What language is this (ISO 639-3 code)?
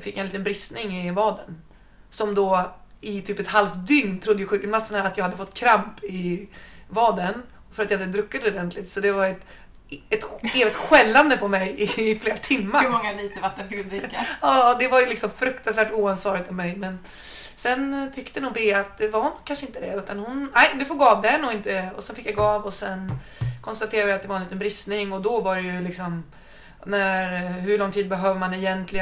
swe